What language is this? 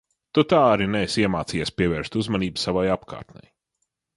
Latvian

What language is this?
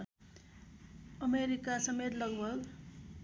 Nepali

